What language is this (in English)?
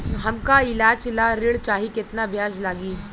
Bhojpuri